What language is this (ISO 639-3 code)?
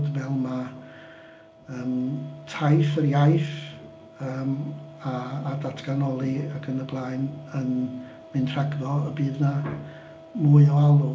cym